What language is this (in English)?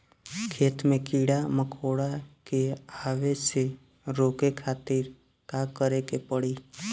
Bhojpuri